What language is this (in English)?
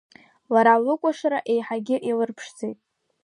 Abkhazian